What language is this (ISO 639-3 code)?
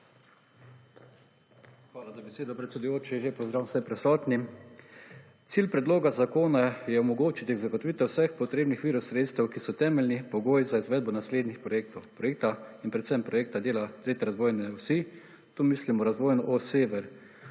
slv